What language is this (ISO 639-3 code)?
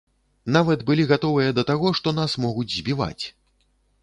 bel